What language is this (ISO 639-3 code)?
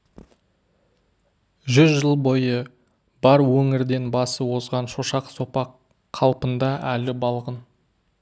kaz